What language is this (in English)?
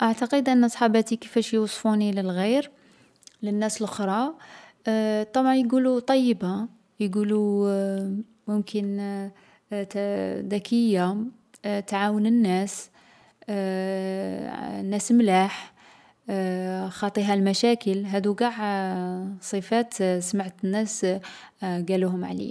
Algerian Arabic